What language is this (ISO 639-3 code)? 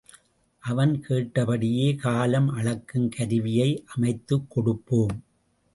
tam